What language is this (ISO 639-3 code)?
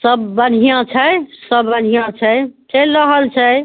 mai